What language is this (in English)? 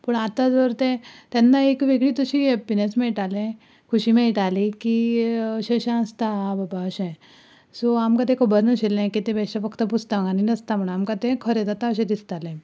Konkani